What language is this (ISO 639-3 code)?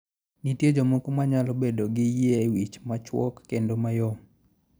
luo